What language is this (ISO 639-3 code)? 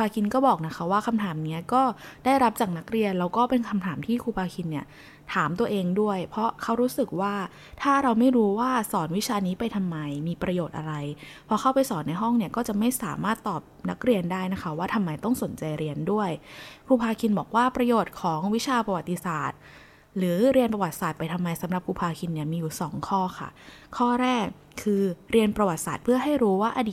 tha